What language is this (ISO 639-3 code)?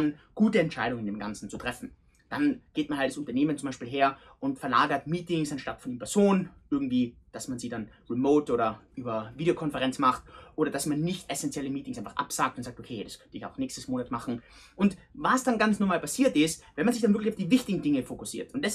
deu